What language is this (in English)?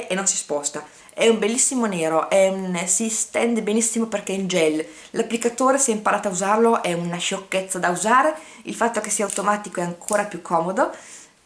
Italian